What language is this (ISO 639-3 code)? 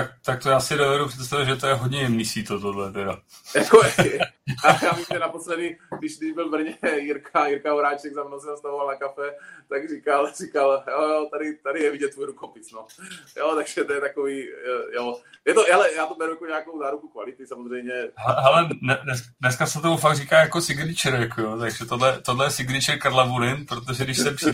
ces